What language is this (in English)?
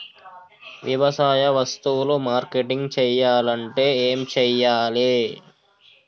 Telugu